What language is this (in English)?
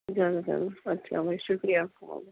Urdu